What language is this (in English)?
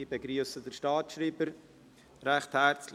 Swiss German